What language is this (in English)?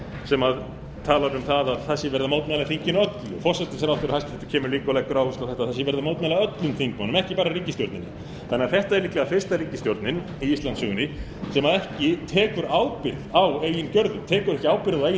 Icelandic